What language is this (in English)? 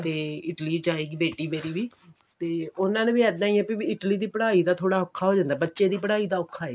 Punjabi